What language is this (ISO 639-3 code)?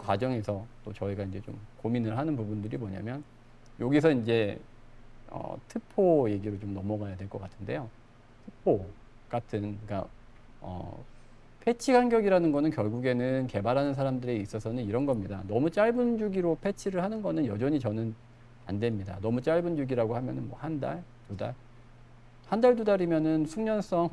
kor